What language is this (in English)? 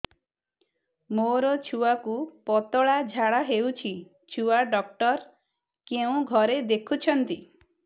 Odia